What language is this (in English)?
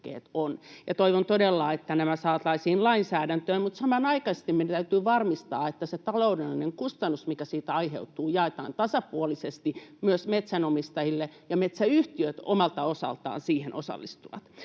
Finnish